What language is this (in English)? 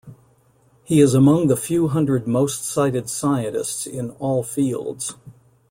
English